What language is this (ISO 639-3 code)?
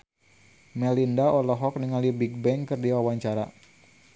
sun